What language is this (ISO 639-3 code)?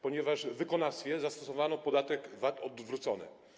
pol